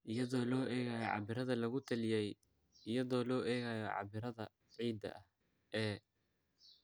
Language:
Somali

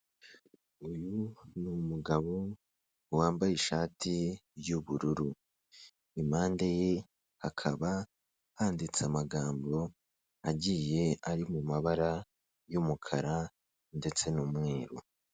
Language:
Kinyarwanda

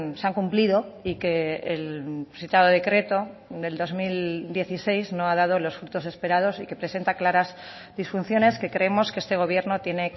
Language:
Spanish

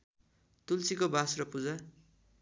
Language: Nepali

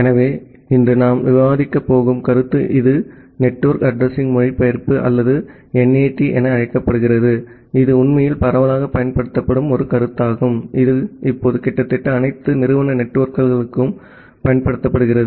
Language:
Tamil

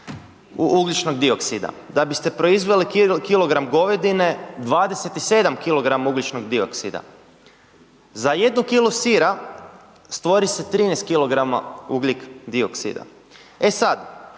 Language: Croatian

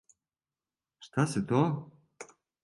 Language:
Serbian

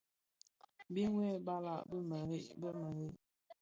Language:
Bafia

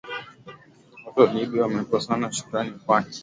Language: Swahili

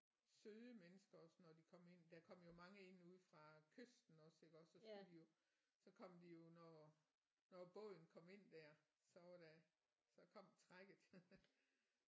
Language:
Danish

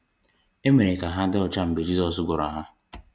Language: Igbo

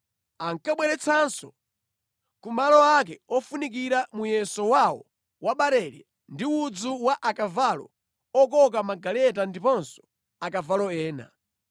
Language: Nyanja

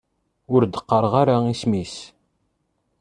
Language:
Kabyle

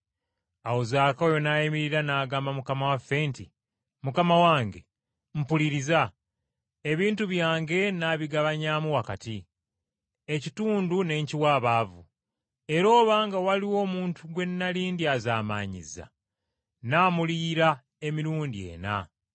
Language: Ganda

